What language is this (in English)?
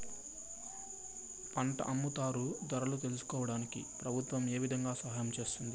Telugu